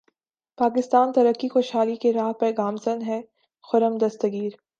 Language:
Urdu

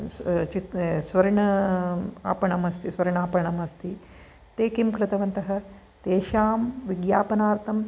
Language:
Sanskrit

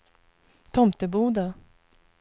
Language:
Swedish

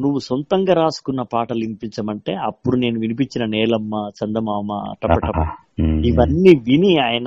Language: Telugu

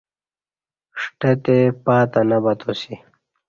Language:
Kati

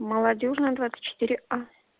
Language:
Russian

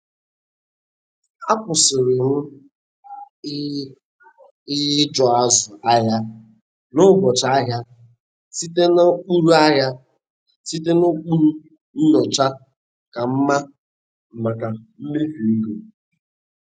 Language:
Igbo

